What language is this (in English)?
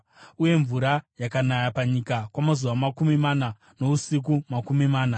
Shona